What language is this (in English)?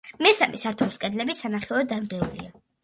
Georgian